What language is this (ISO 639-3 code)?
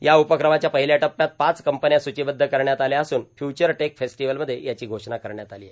mar